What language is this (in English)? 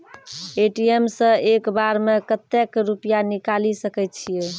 Maithili